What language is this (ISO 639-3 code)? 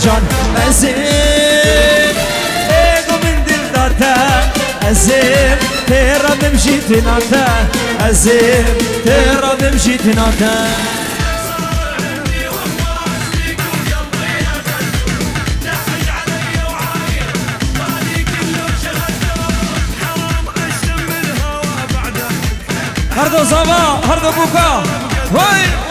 ara